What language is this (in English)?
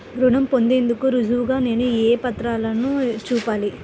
Telugu